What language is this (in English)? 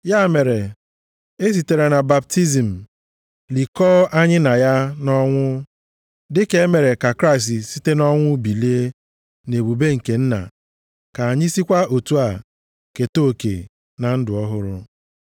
Igbo